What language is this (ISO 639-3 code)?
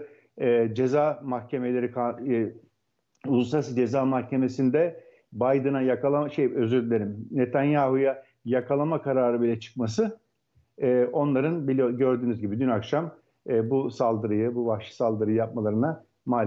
tur